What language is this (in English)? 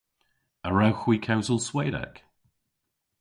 Cornish